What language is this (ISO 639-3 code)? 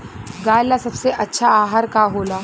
bho